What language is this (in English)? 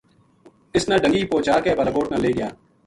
Gujari